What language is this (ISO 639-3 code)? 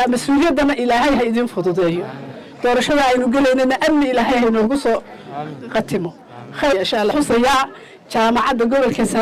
ara